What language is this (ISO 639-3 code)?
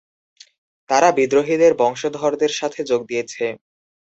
ben